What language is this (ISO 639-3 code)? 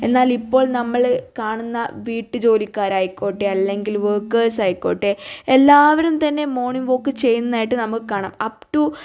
mal